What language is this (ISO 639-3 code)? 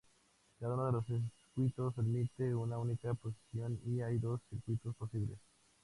spa